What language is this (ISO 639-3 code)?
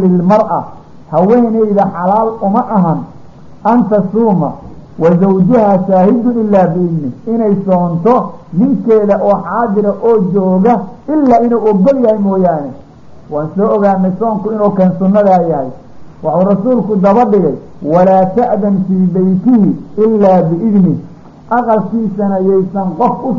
ara